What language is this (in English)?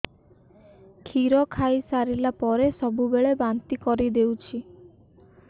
Odia